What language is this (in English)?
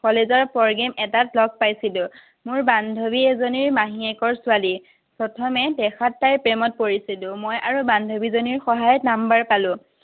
Assamese